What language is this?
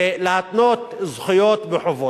Hebrew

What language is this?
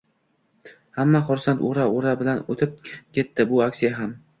Uzbek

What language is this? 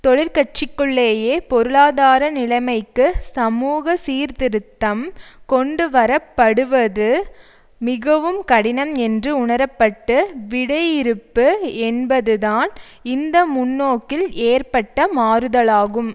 Tamil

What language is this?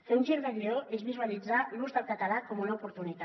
Catalan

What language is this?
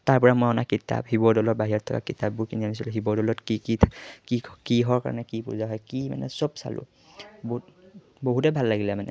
Assamese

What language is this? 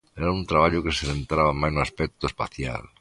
Galician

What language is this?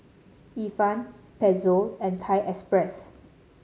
English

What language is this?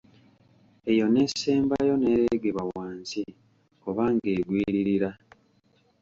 Ganda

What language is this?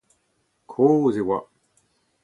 Breton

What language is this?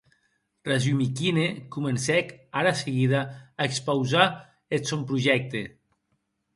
Occitan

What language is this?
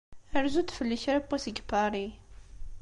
Kabyle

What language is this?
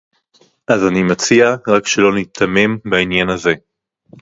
Hebrew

